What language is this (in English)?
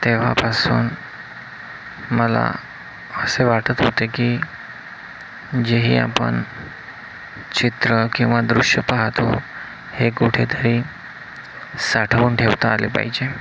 Marathi